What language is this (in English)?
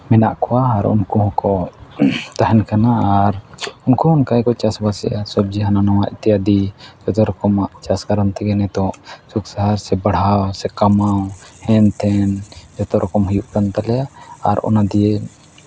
Santali